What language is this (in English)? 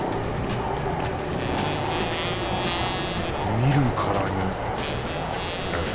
Japanese